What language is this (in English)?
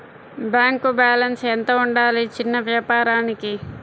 Telugu